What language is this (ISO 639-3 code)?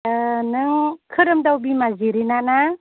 brx